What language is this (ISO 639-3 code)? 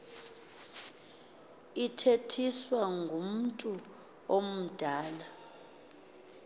xho